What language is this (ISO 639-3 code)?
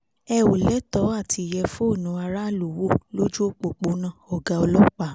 yor